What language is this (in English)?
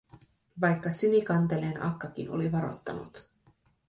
Finnish